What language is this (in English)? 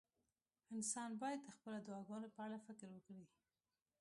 Pashto